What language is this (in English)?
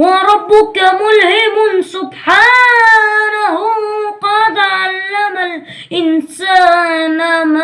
Arabic